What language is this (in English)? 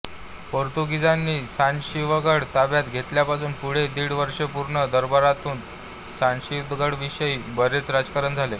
Marathi